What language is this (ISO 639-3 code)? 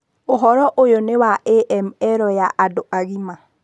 kik